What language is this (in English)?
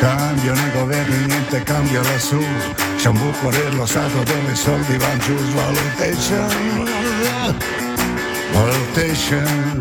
Italian